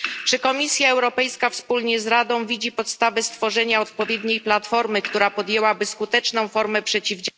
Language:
Polish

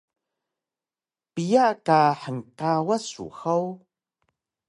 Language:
Taroko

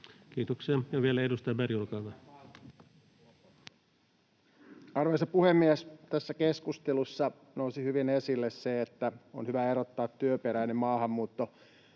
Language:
Finnish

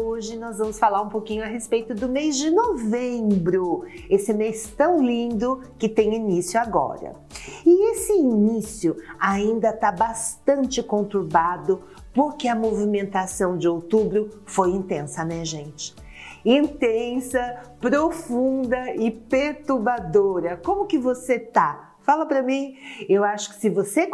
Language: Portuguese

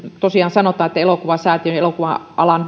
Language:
Finnish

